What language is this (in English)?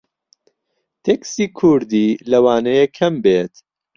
Central Kurdish